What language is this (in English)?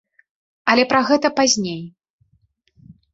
Belarusian